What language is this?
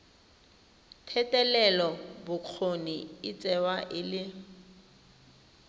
Tswana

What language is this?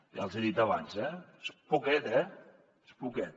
Catalan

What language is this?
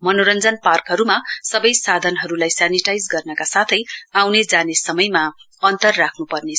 Nepali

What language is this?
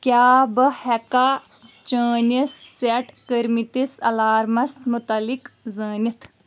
Kashmiri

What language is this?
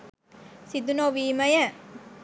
Sinhala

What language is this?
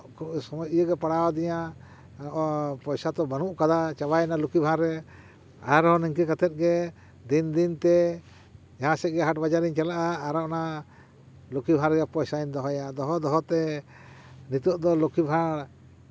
Santali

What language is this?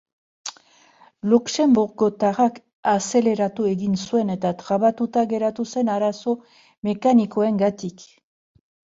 Basque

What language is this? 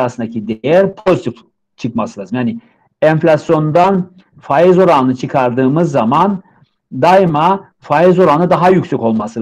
Turkish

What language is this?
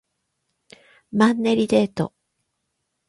Japanese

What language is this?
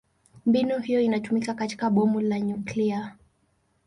Swahili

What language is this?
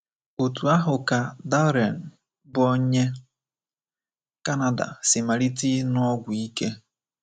Igbo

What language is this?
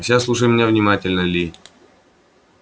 Russian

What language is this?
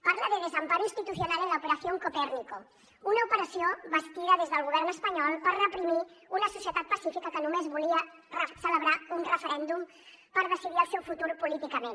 Catalan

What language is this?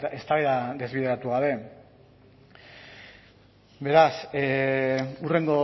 Basque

